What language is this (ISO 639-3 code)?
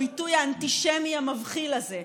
heb